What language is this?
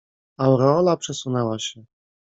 Polish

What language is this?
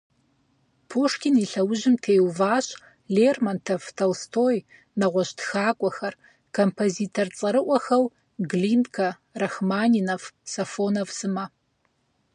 Kabardian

